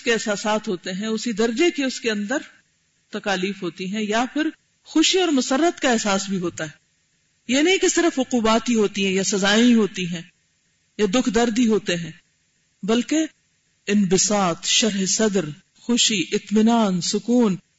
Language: Urdu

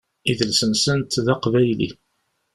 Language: Kabyle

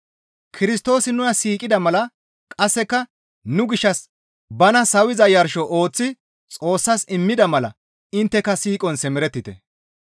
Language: Gamo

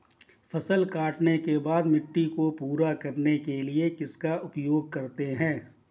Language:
Hindi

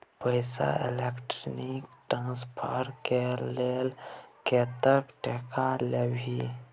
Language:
Maithili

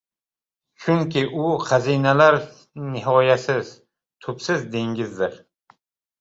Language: Uzbek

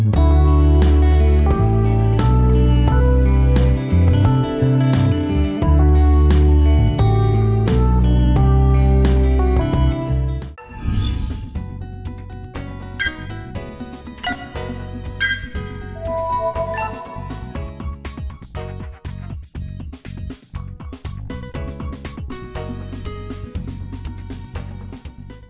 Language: Vietnamese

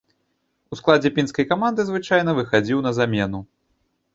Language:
Belarusian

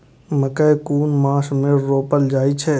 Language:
Maithili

